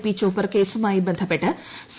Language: Malayalam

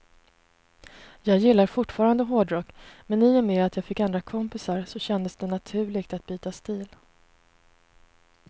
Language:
Swedish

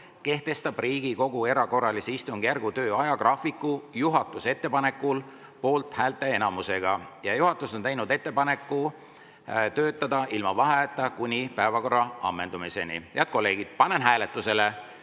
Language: Estonian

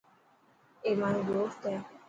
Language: Dhatki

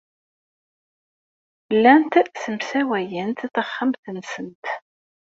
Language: Kabyle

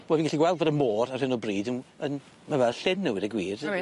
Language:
Welsh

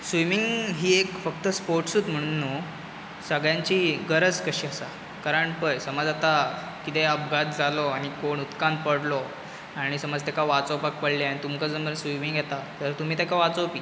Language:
Konkani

